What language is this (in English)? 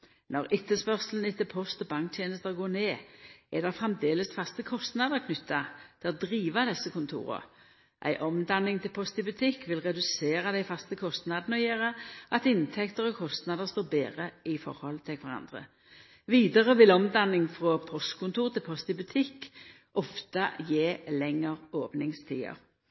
Norwegian Nynorsk